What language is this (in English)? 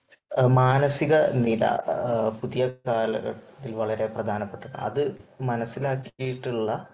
Malayalam